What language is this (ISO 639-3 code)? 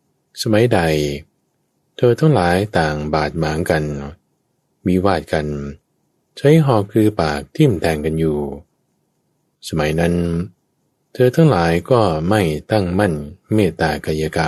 tha